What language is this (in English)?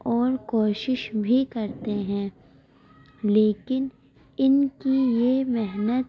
Urdu